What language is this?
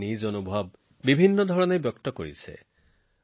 Assamese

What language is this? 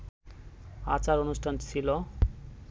Bangla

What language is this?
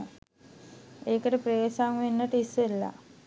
Sinhala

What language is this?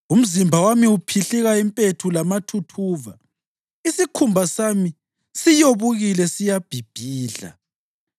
North Ndebele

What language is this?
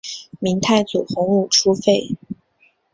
Chinese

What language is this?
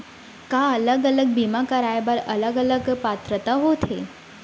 Chhattisgarhi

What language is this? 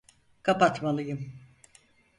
Turkish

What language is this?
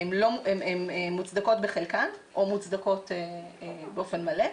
Hebrew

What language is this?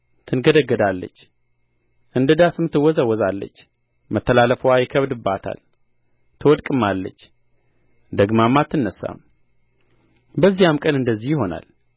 Amharic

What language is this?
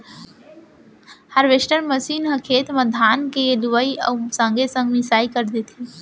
Chhattisgarhi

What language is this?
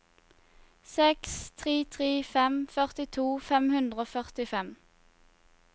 Norwegian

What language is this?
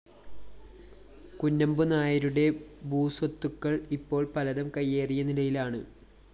Malayalam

